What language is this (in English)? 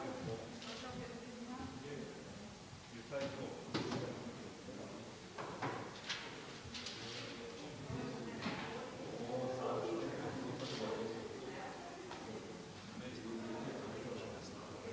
Croatian